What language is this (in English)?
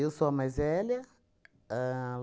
Portuguese